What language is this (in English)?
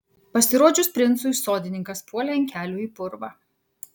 Lithuanian